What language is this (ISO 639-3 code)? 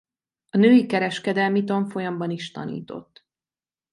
hun